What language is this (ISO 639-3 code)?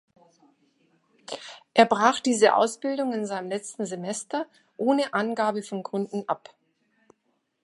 deu